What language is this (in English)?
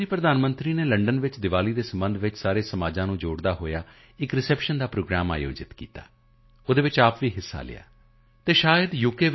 Punjabi